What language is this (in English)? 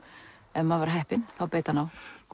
Icelandic